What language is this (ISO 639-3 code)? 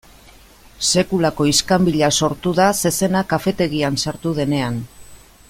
eus